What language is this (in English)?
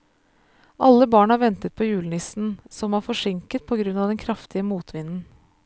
Norwegian